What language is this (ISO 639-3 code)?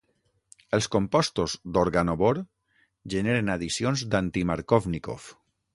cat